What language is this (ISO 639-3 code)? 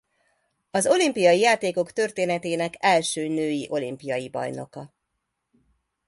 hun